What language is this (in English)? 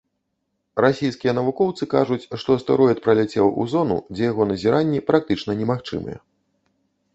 Belarusian